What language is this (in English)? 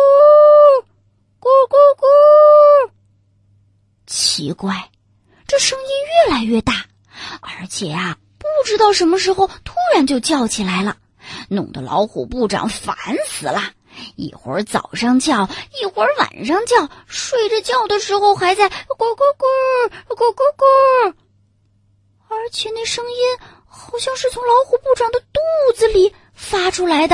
Chinese